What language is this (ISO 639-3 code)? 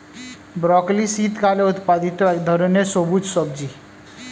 ben